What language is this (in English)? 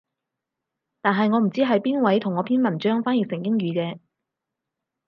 Cantonese